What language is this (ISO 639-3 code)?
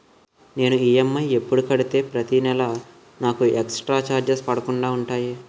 tel